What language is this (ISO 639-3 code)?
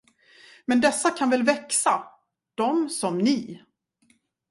swe